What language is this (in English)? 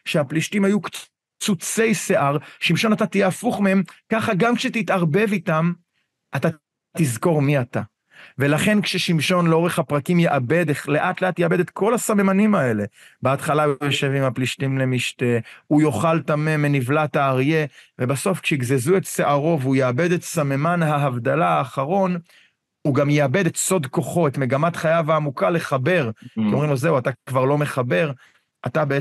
Hebrew